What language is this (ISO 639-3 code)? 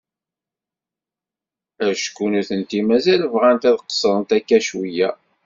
kab